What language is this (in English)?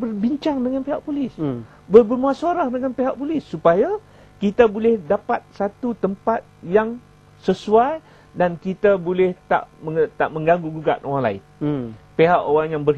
Malay